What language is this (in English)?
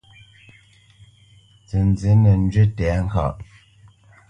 Bamenyam